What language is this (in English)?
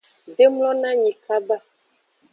Aja (Benin)